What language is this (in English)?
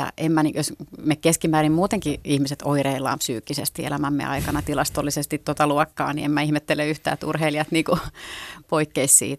Finnish